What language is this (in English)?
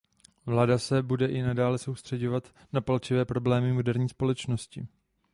Czech